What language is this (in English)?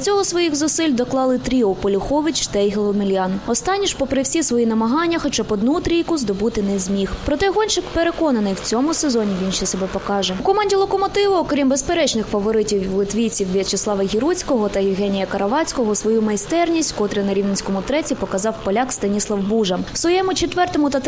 Ukrainian